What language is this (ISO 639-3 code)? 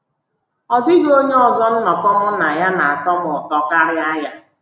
ibo